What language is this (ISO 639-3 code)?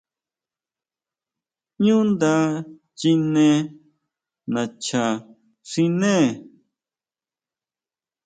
mau